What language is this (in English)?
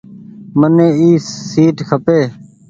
Goaria